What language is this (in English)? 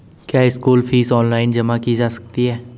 Hindi